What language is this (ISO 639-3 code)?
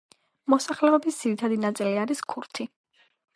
kat